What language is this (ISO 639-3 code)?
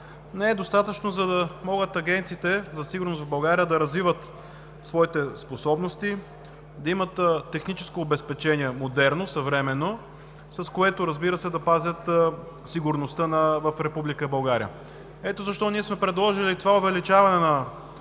bul